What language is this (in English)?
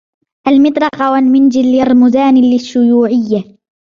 Arabic